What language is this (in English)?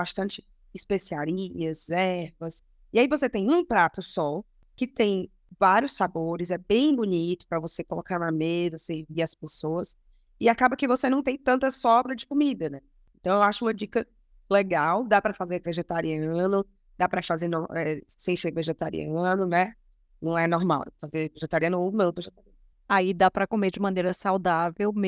Portuguese